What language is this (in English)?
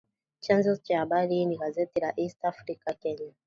Swahili